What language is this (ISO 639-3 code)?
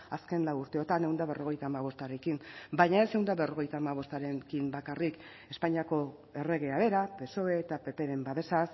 eus